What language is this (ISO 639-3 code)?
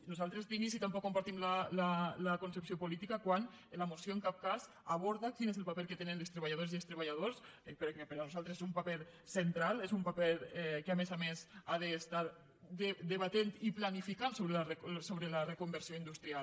cat